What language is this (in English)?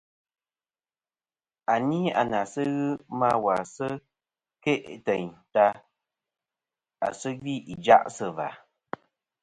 Kom